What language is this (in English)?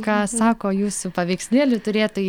Lithuanian